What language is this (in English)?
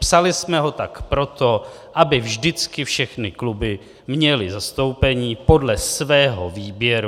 Czech